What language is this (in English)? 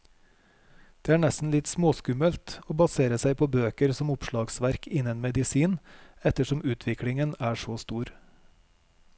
Norwegian